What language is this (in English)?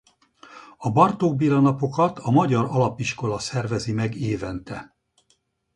Hungarian